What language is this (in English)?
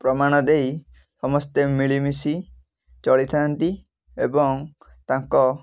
Odia